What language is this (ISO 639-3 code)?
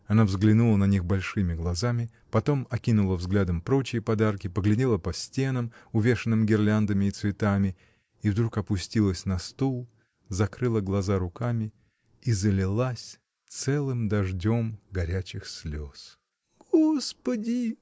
rus